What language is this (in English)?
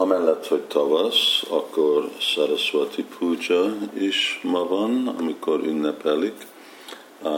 Hungarian